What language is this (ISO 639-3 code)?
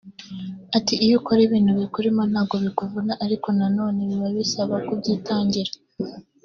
kin